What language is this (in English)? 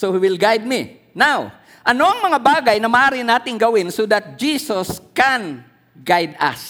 Filipino